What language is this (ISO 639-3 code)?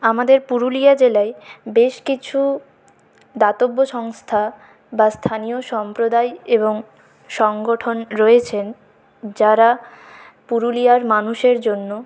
ben